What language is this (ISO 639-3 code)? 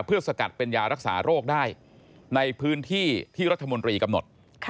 tha